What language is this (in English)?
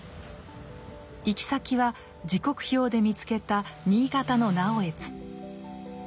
Japanese